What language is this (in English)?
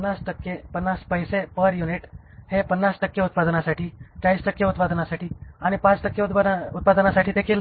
Marathi